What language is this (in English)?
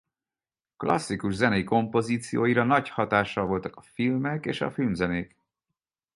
Hungarian